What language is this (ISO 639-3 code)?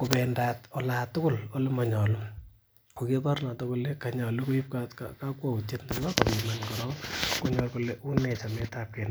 kln